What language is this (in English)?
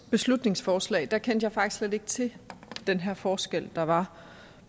Danish